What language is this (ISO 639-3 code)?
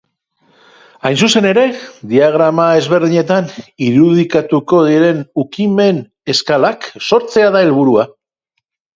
eus